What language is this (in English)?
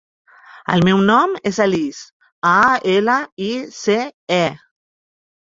Catalan